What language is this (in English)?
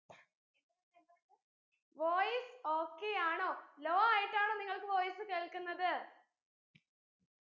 Malayalam